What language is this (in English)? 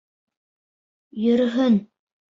Bashkir